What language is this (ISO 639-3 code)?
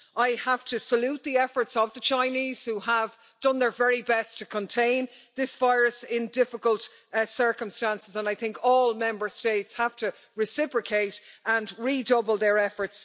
eng